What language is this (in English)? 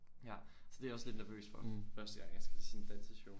Danish